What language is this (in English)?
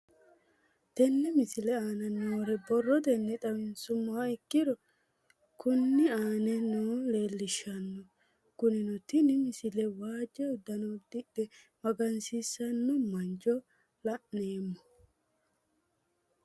Sidamo